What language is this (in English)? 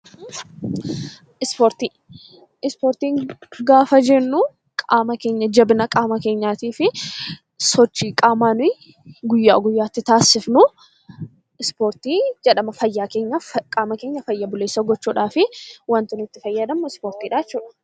Oromo